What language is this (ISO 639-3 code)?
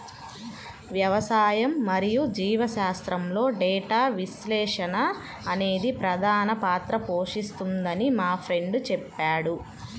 tel